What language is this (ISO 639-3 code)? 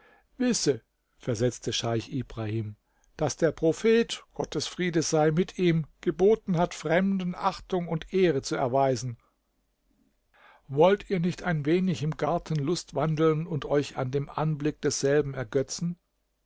deu